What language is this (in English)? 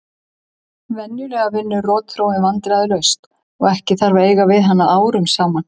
Icelandic